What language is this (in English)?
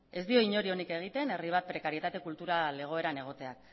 Basque